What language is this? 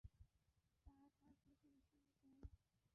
Bangla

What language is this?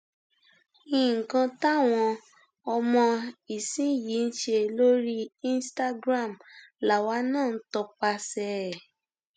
Yoruba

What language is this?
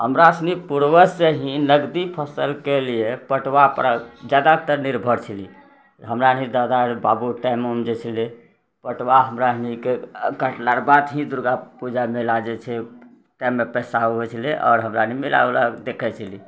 Maithili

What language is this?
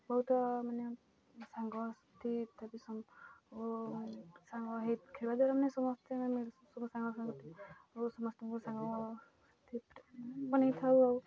Odia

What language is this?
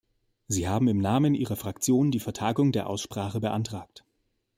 German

